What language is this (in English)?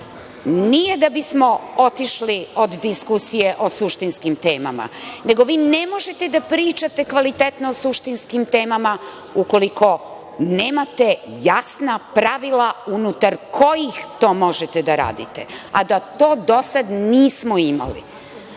Serbian